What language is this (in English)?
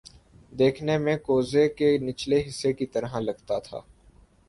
Urdu